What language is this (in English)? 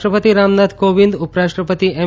Gujarati